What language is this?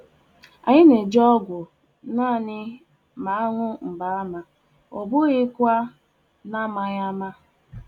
Igbo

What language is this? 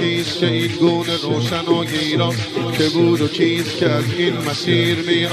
Persian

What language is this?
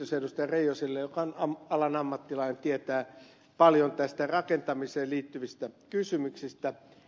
Finnish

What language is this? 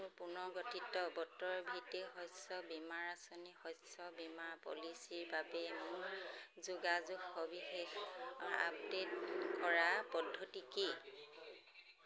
Assamese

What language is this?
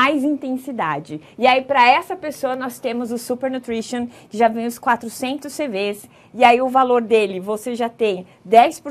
Portuguese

